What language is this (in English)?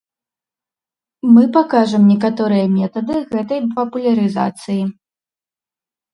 Belarusian